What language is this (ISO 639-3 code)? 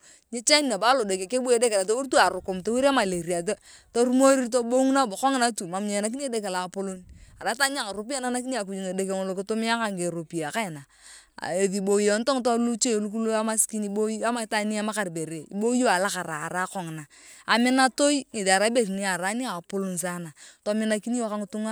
tuv